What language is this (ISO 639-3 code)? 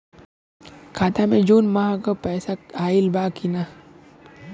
bho